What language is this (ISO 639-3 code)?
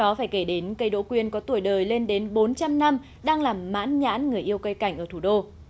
vie